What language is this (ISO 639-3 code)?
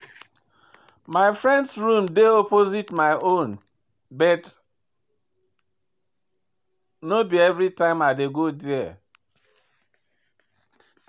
pcm